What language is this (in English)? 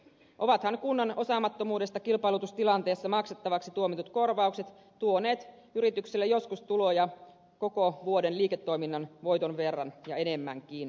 Finnish